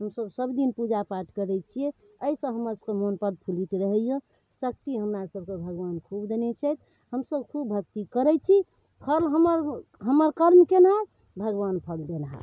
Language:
Maithili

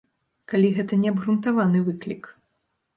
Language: Belarusian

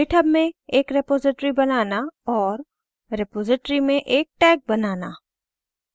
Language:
Hindi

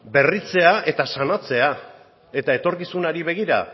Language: Basque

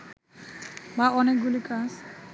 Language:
Bangla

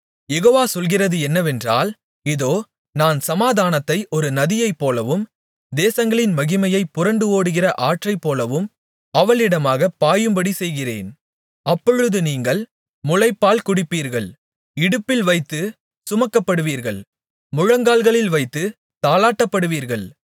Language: Tamil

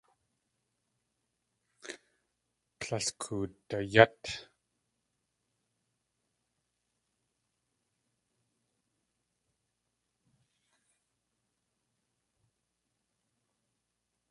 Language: Tlingit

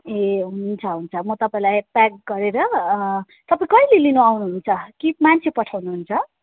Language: Nepali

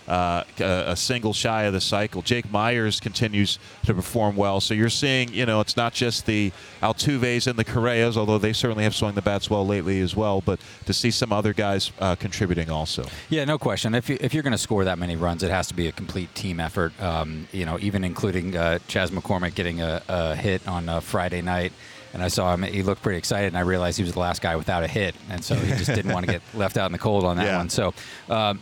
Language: English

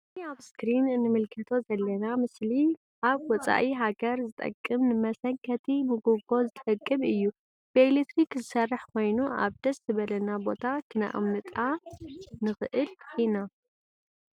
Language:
Tigrinya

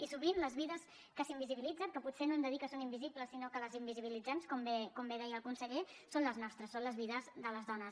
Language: Catalan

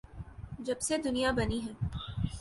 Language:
Urdu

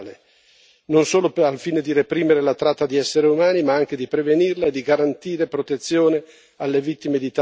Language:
Italian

